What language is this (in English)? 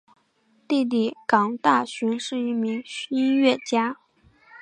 Chinese